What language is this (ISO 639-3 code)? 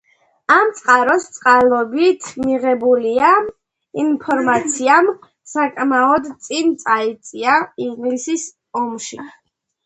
kat